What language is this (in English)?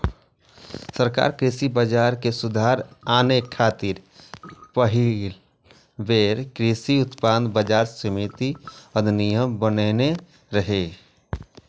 Maithili